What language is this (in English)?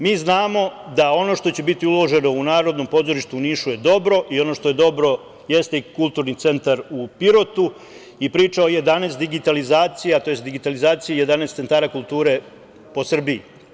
Serbian